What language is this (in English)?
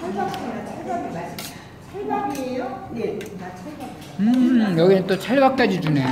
Korean